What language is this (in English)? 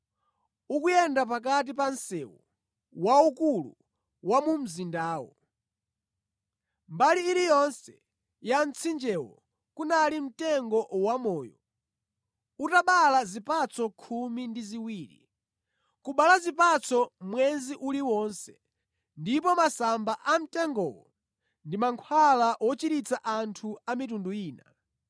Nyanja